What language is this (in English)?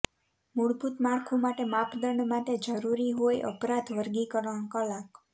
Gujarati